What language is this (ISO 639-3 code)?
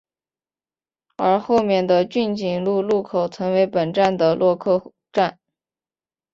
zho